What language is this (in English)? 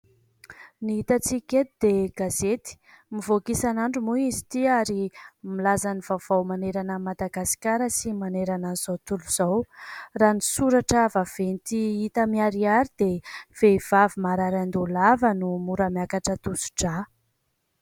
Malagasy